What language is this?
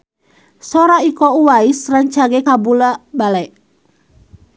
Sundanese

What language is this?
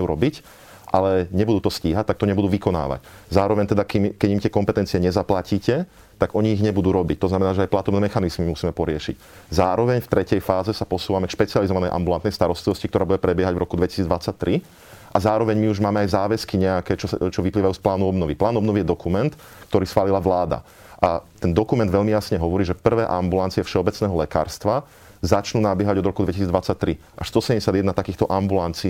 Slovak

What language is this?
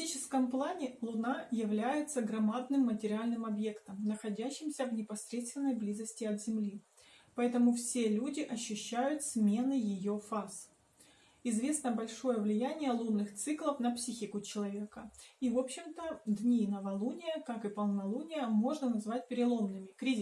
Russian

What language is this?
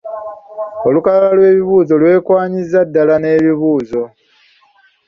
Ganda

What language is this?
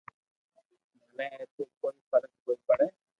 Loarki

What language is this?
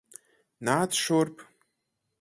Latvian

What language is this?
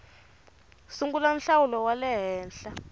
Tsonga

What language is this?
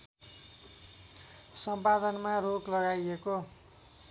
Nepali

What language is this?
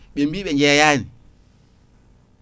Fula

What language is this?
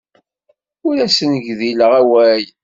Kabyle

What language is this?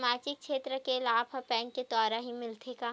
Chhattisgarhi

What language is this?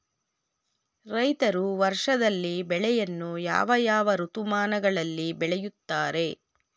Kannada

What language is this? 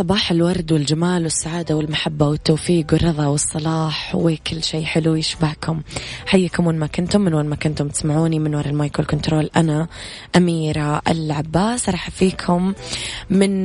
Arabic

